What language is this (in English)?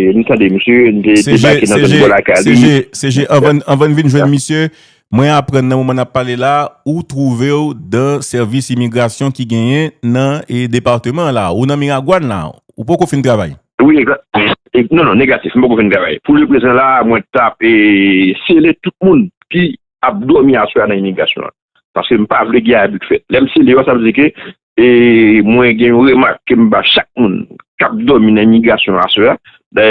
French